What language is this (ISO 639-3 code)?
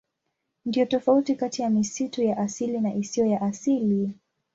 swa